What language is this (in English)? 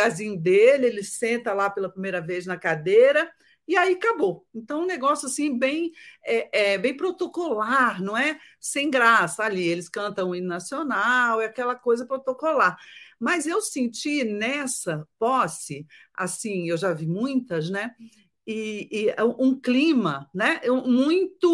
Portuguese